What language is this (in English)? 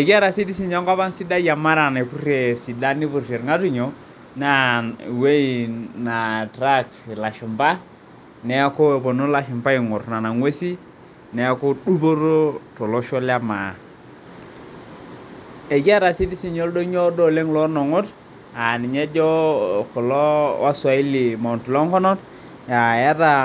Masai